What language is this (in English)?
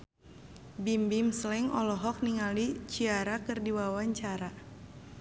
Sundanese